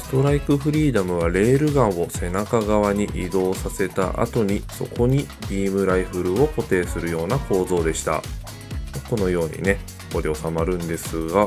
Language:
Japanese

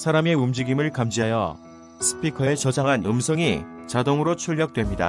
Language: Korean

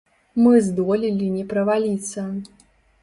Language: Belarusian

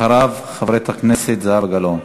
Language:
Hebrew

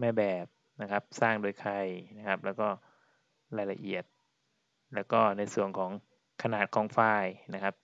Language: Thai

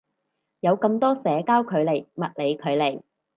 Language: Cantonese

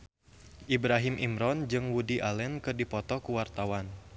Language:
Sundanese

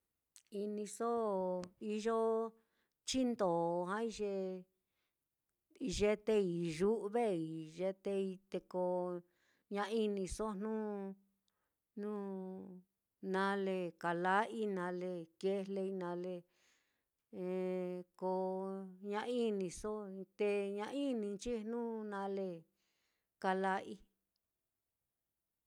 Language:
Mitlatongo Mixtec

